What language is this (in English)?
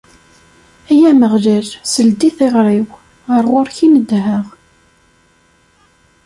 Kabyle